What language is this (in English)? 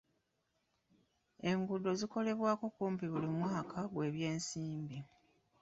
Ganda